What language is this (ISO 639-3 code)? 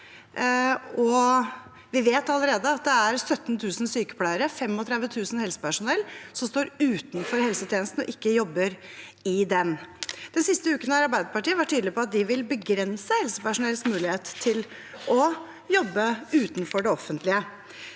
nor